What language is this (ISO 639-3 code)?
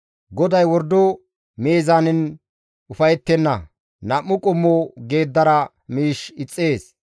gmv